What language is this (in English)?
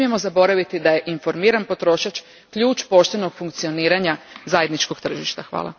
Croatian